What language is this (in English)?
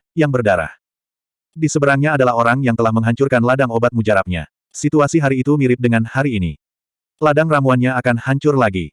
Indonesian